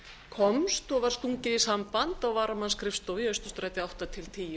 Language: Icelandic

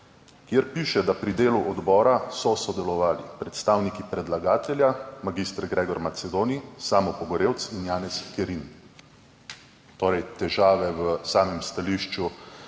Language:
Slovenian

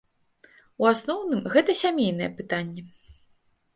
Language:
Belarusian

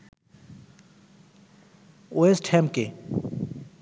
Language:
Bangla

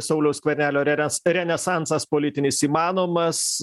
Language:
Lithuanian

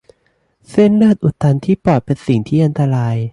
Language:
Thai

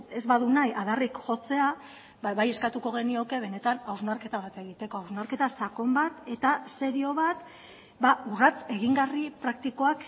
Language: Basque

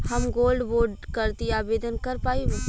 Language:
Bhojpuri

